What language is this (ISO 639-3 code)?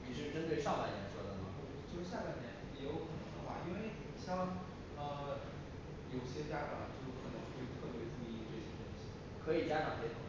zho